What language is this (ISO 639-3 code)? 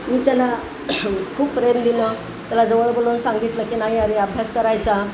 mar